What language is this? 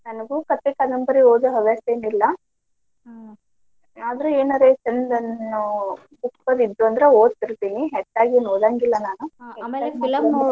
Kannada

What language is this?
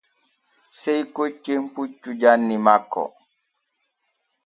Borgu Fulfulde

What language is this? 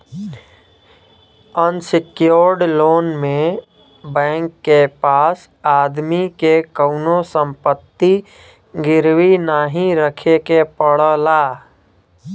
Bhojpuri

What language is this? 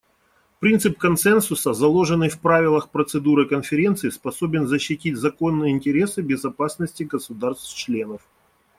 Russian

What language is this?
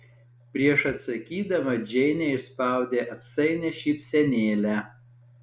Lithuanian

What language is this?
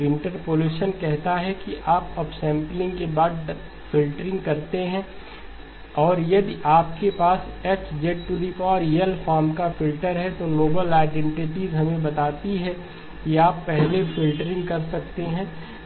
Hindi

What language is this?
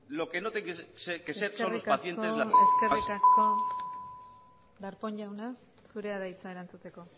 Basque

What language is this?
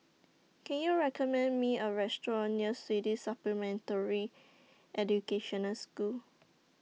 English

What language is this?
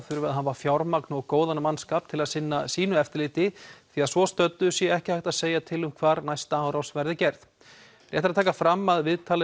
Icelandic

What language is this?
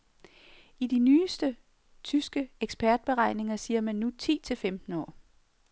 Danish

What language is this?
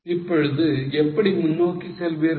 Tamil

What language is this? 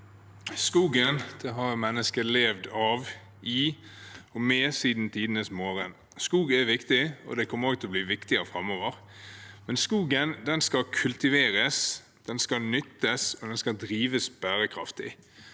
Norwegian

